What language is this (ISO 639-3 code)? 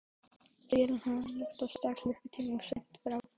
isl